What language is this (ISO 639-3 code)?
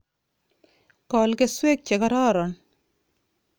kln